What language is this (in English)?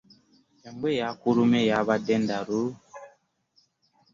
Ganda